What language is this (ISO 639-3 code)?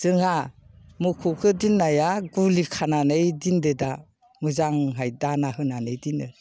brx